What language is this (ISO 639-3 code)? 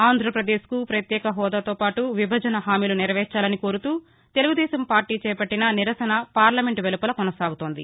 tel